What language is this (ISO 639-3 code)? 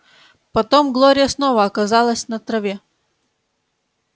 rus